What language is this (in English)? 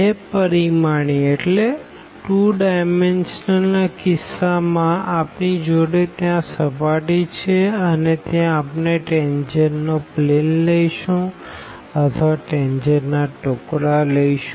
Gujarati